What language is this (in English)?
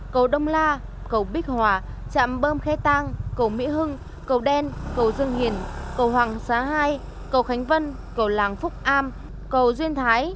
Vietnamese